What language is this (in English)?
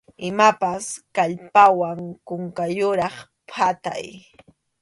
Arequipa-La Unión Quechua